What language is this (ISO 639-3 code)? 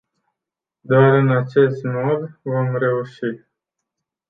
ron